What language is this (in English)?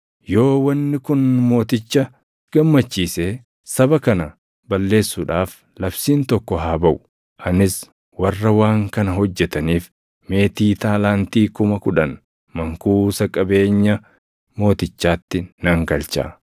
Oromo